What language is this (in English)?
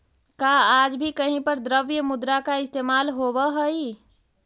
Magahi